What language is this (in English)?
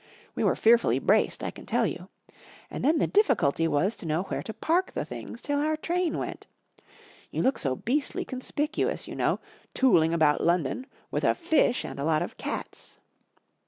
English